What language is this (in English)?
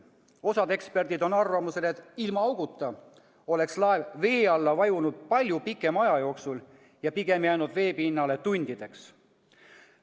Estonian